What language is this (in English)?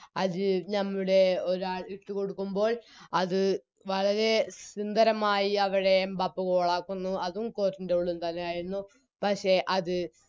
Malayalam